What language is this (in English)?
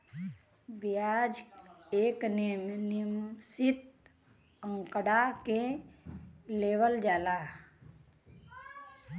Bhojpuri